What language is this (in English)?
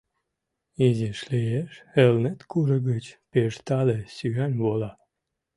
Mari